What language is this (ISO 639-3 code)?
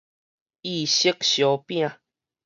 nan